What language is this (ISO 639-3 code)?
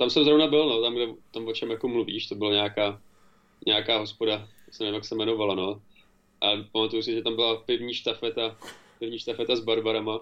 ces